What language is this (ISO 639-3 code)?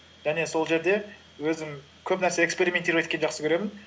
kaz